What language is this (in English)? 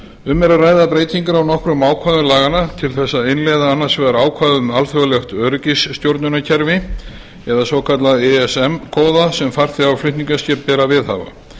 Icelandic